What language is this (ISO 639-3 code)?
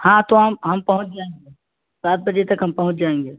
urd